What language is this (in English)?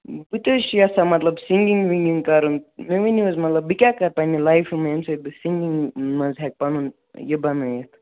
Kashmiri